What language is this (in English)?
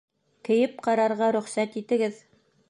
Bashkir